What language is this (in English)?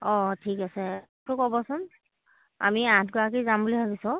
Assamese